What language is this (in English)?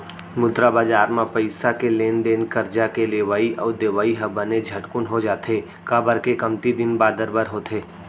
Chhattisgarhi